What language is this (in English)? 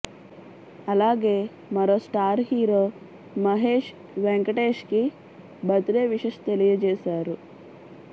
Telugu